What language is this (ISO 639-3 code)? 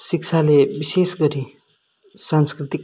nep